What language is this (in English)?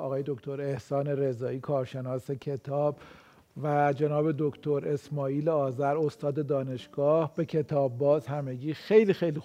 Persian